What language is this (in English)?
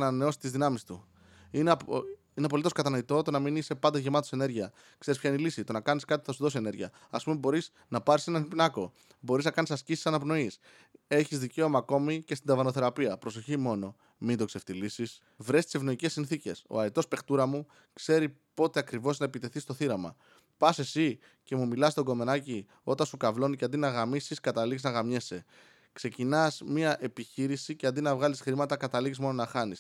Greek